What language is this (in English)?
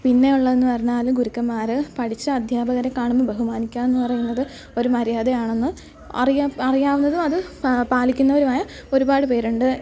Malayalam